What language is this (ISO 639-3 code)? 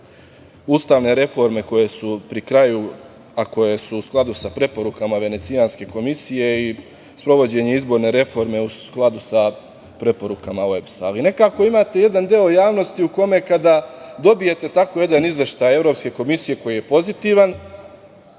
srp